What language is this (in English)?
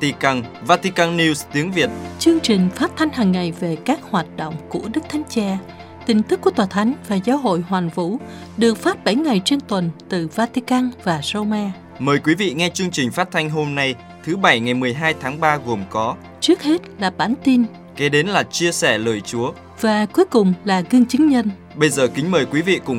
Vietnamese